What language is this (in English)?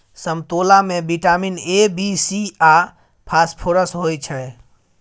Maithili